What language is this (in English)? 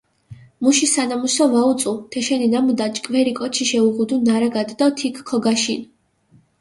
Mingrelian